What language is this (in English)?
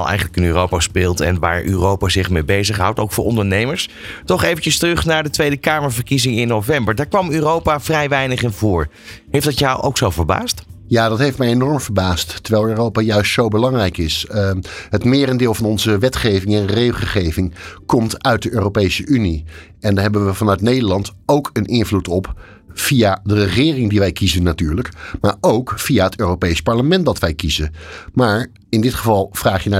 Dutch